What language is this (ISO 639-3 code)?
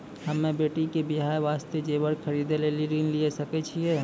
mai